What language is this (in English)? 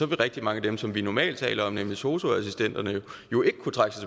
Danish